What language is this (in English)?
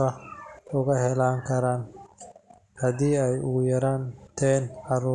Somali